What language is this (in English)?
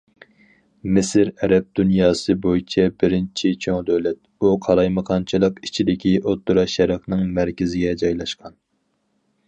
Uyghur